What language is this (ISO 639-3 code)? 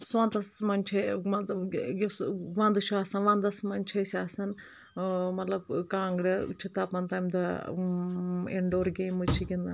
kas